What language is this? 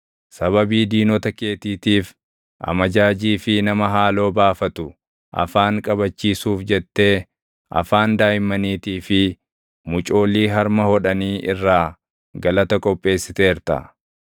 Oromo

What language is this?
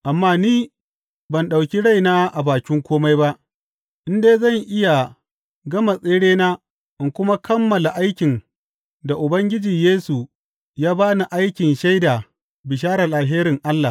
Hausa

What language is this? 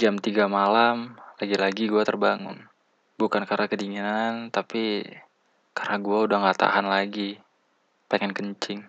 Indonesian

